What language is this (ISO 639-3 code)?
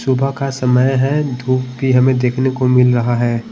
hin